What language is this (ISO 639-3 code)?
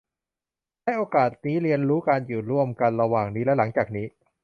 tha